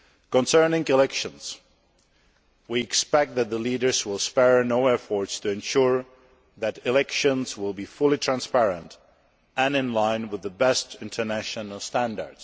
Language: English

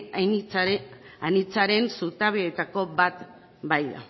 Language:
Basque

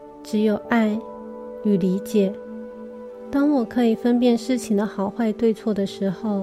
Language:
Chinese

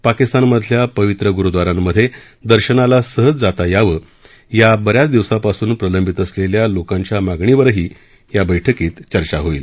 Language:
Marathi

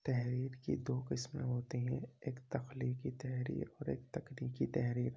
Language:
Urdu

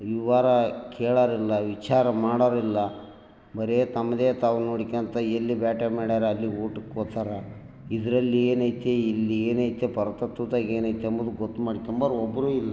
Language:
Kannada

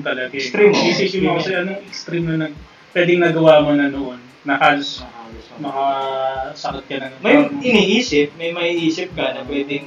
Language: Filipino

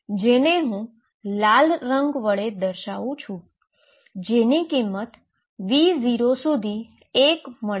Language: Gujarati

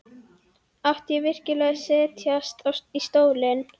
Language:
Icelandic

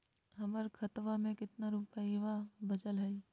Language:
Magahi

